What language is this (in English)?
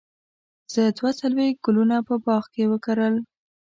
Pashto